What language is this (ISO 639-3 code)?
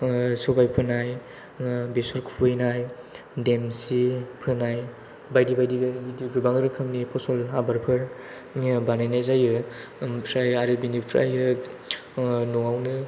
brx